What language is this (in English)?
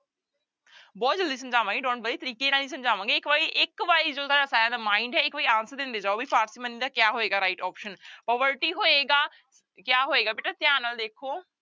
Punjabi